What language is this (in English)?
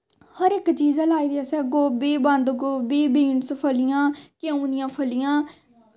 Dogri